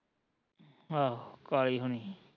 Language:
Punjabi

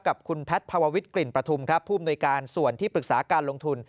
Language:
Thai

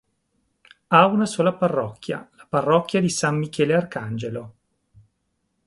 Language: Italian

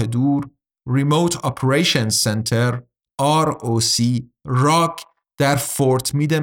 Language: Persian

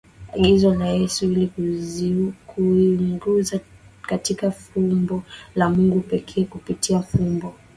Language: Swahili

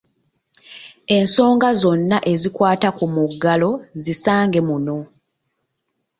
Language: Ganda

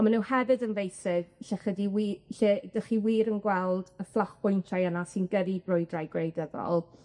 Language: Welsh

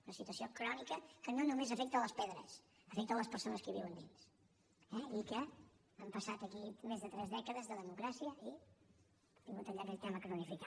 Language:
Catalan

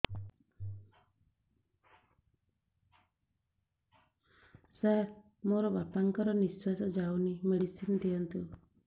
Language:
Odia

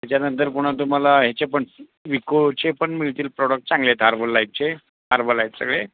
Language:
Marathi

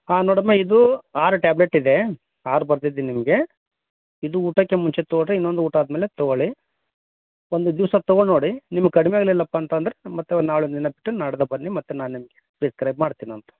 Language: Kannada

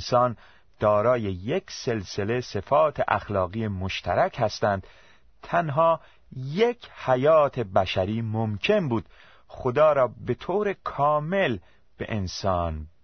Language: Persian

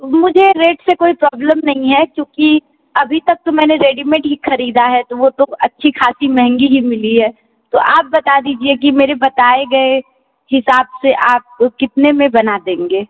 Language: Hindi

